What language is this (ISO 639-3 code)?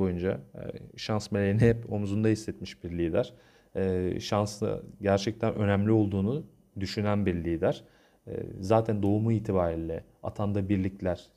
tur